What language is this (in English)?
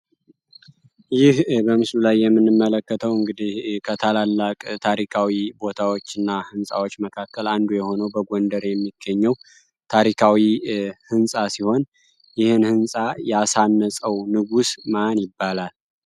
Amharic